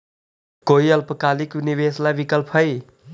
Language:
Magahi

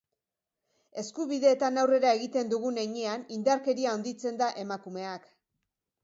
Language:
Basque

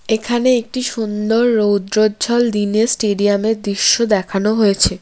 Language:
Bangla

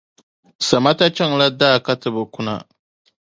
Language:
Dagbani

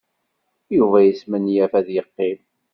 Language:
Kabyle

